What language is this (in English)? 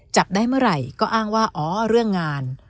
Thai